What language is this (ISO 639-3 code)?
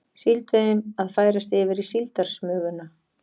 isl